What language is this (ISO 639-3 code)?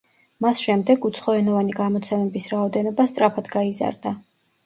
kat